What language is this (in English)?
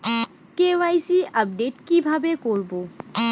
Bangla